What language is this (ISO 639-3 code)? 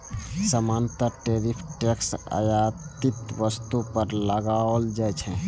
mai